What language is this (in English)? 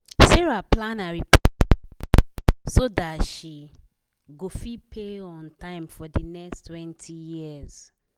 Nigerian Pidgin